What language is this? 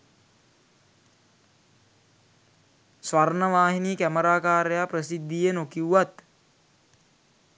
Sinhala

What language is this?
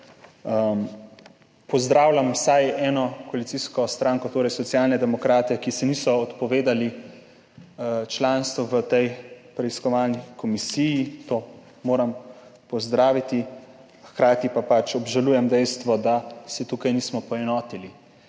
Slovenian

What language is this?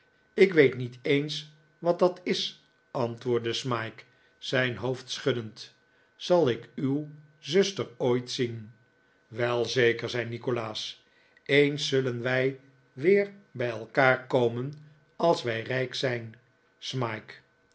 Dutch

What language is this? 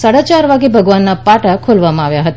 Gujarati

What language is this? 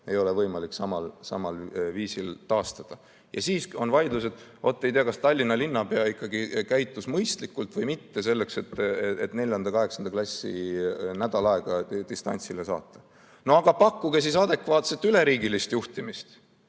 Estonian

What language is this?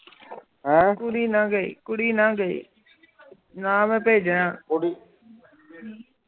Punjabi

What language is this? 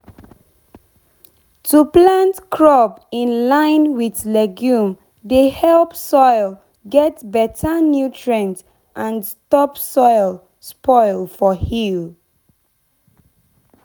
Nigerian Pidgin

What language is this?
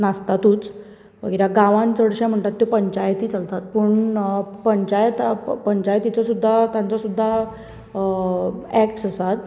Konkani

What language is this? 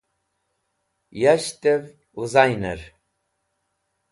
Wakhi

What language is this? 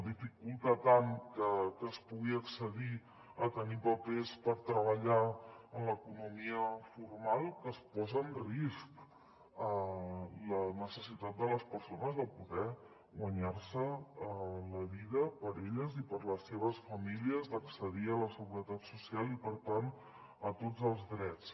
Catalan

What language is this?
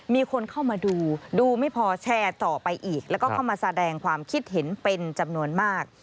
Thai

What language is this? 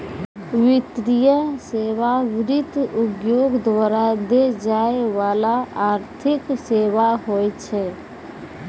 Maithili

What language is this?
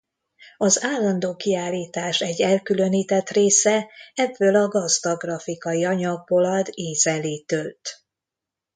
Hungarian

